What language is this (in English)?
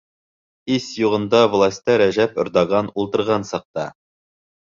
Bashkir